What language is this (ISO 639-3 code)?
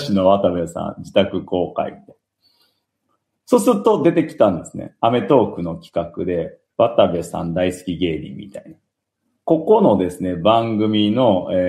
jpn